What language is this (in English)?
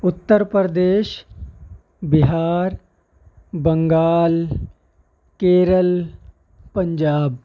Urdu